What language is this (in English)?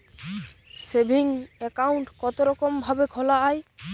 Bangla